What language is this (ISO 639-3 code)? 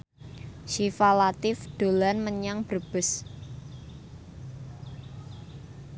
jav